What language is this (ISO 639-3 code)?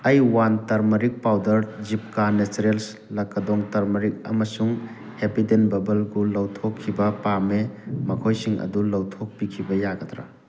mni